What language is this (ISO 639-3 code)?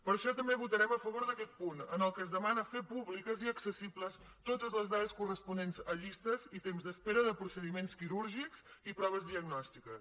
cat